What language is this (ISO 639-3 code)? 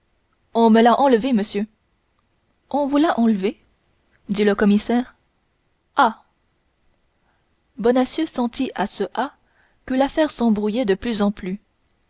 fra